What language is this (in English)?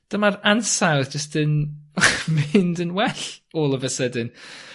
Welsh